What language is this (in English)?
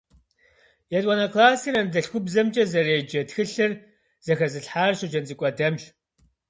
Kabardian